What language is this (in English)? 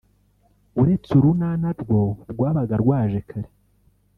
Kinyarwanda